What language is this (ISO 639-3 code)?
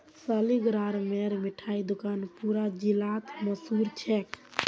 mag